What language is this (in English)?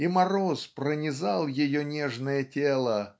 Russian